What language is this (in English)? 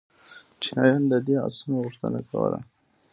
Pashto